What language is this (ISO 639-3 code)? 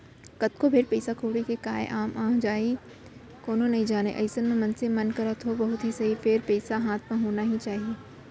hne